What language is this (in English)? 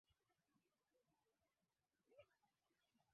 Swahili